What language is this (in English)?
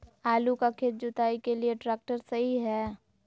Magahi